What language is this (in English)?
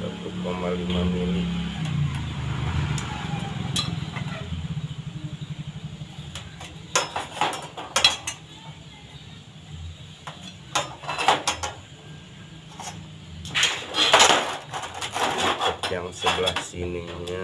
Indonesian